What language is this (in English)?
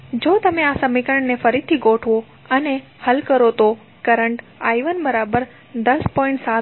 Gujarati